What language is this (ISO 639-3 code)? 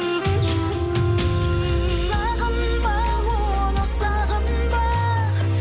kaz